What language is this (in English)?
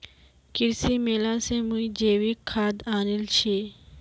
Magahi